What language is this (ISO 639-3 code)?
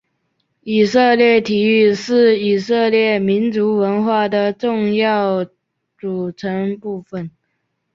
zho